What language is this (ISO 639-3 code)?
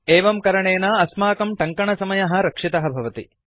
san